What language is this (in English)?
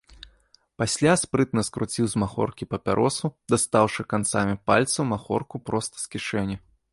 Belarusian